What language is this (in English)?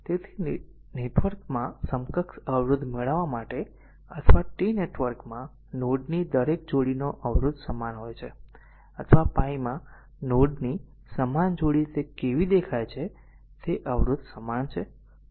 Gujarati